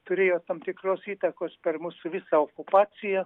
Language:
Lithuanian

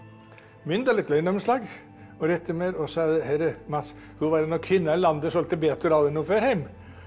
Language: Icelandic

